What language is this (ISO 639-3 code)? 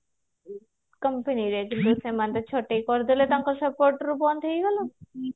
ori